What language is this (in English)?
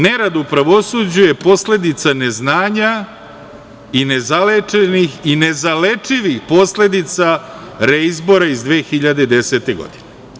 Serbian